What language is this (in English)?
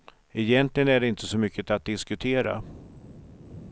Swedish